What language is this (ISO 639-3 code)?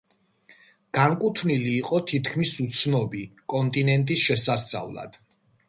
kat